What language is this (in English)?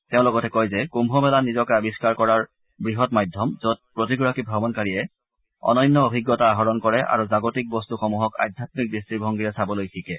Assamese